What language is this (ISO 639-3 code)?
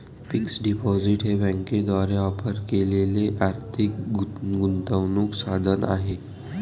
mar